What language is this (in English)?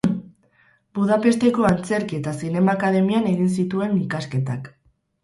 Basque